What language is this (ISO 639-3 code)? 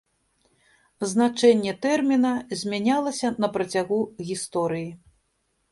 bel